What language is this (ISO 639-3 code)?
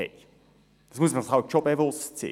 gsw